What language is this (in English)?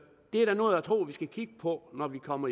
Danish